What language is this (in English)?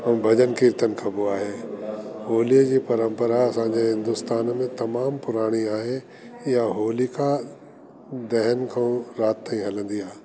Sindhi